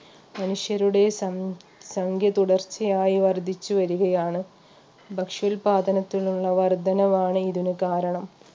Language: Malayalam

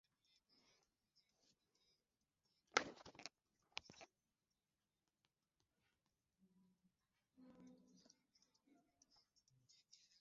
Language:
Swahili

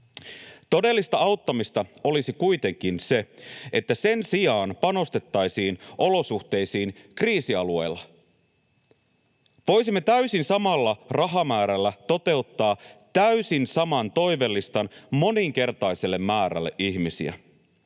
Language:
Finnish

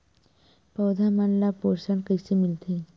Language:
Chhattisgarhi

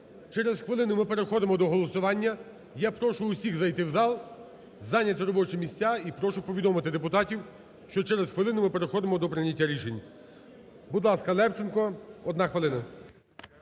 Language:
Ukrainian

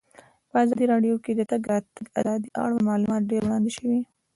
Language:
Pashto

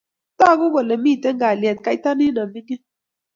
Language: Kalenjin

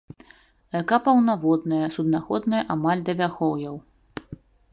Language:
Belarusian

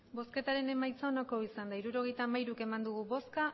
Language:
Basque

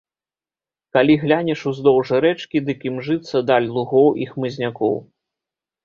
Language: Belarusian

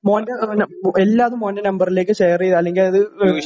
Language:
Malayalam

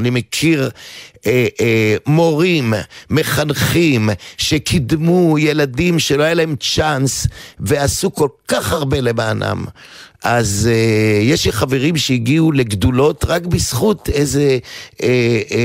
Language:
Hebrew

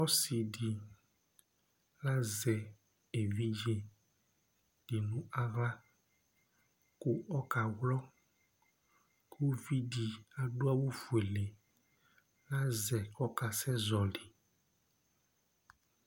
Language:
Ikposo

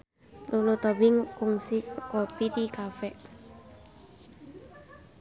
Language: Sundanese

